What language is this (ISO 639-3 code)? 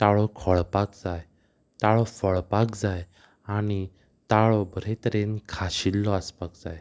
kok